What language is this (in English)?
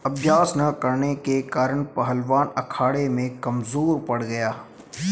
Hindi